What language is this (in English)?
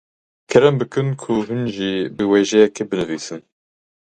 Kurdish